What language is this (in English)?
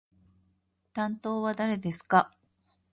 Japanese